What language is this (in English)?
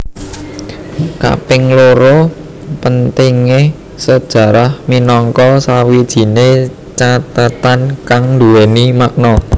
Javanese